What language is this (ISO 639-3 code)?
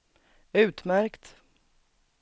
swe